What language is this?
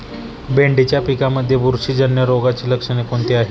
Marathi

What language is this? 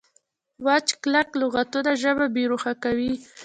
Pashto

